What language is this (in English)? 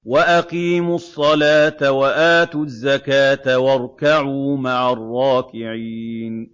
Arabic